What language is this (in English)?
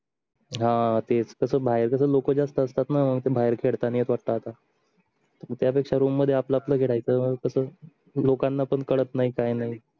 Marathi